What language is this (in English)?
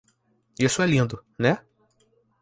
Portuguese